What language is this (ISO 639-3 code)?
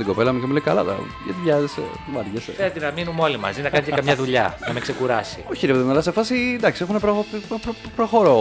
ell